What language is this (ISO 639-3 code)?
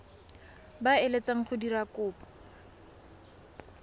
tsn